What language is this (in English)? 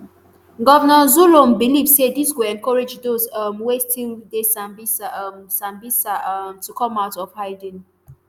Nigerian Pidgin